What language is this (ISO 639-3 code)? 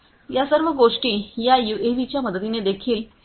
mar